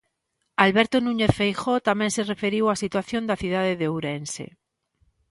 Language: Galician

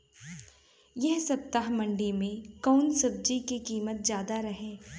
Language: Bhojpuri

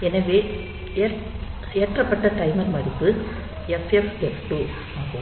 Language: Tamil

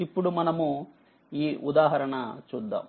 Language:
Telugu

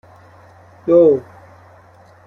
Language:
Persian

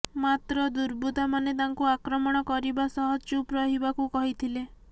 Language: Odia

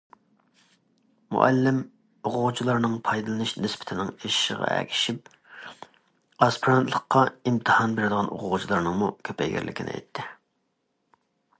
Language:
Uyghur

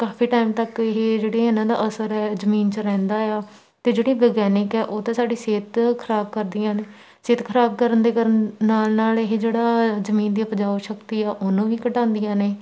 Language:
Punjabi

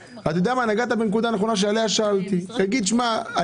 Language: Hebrew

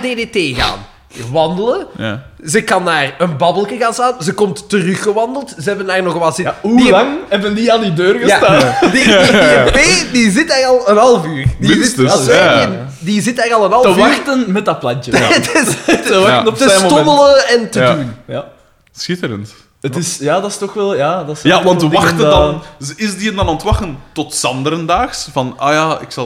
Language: Dutch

